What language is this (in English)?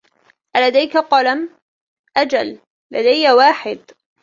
Arabic